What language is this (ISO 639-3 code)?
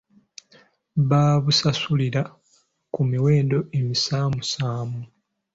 lug